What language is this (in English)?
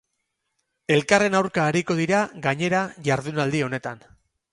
Basque